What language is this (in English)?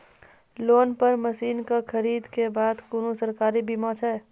Maithili